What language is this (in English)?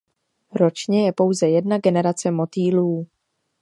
Czech